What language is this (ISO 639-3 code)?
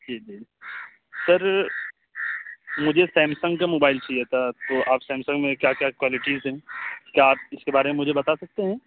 urd